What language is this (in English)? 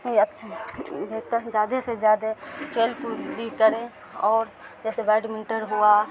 Urdu